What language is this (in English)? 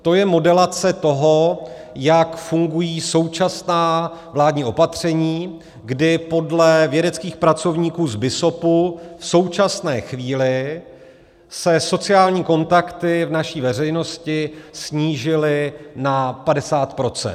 Czech